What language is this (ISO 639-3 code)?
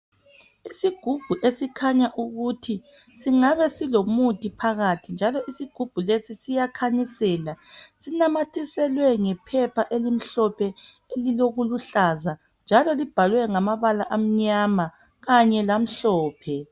nde